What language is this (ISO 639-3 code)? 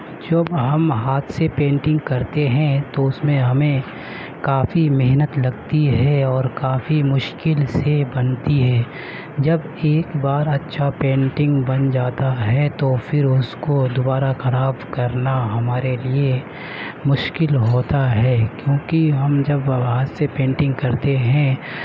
urd